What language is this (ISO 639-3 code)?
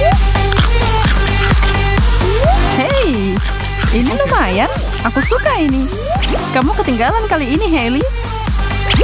ind